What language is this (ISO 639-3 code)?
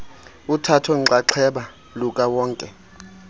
xho